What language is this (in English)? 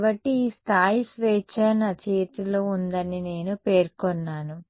Telugu